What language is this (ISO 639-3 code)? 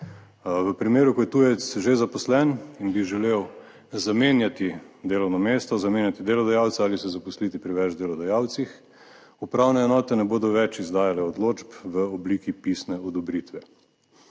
slv